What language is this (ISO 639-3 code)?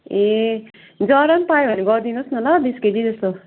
nep